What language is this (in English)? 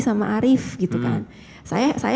Indonesian